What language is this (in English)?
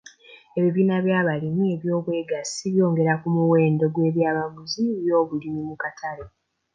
Ganda